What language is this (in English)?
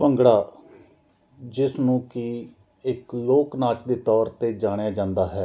Punjabi